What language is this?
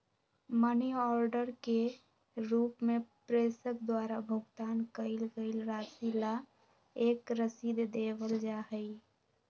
Magahi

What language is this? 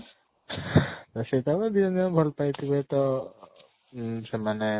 Odia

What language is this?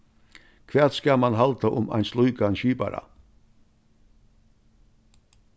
Faroese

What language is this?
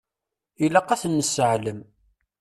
Kabyle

